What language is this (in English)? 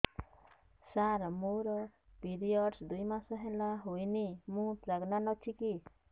Odia